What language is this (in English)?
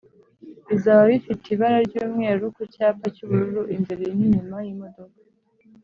Kinyarwanda